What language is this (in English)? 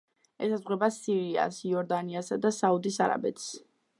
Georgian